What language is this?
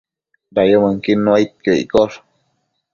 Matsés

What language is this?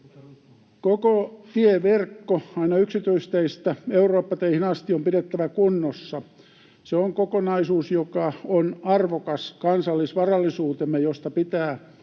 Finnish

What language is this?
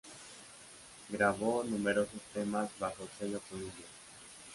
Spanish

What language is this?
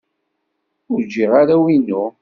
Kabyle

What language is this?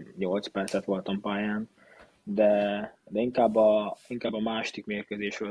Hungarian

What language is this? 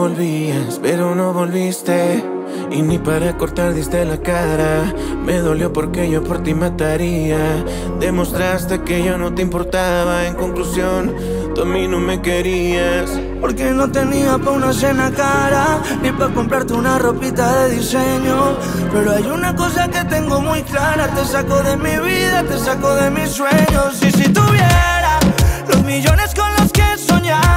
Italian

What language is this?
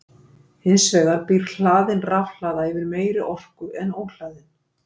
Icelandic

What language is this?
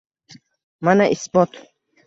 Uzbek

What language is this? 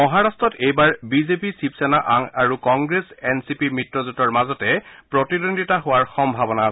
Assamese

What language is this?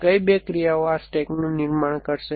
Gujarati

